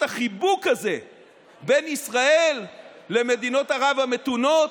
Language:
Hebrew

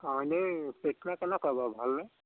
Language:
Assamese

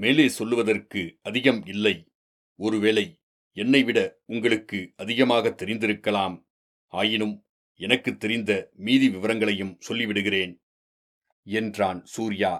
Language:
Tamil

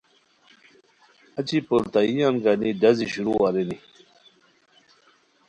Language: Khowar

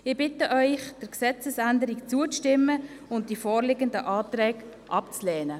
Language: Swiss German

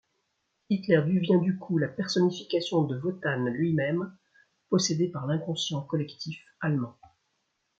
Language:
French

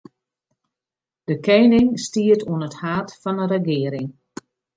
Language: Western Frisian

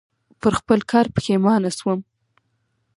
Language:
Pashto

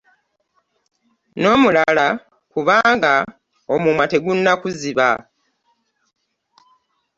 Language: Ganda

